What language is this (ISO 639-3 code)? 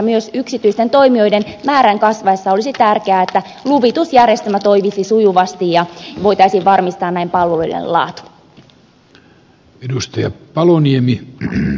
fin